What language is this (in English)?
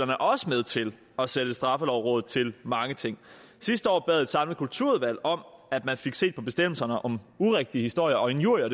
Danish